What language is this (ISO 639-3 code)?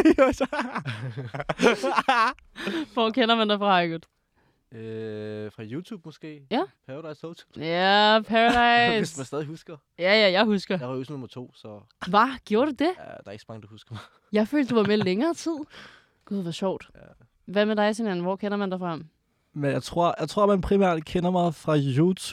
dan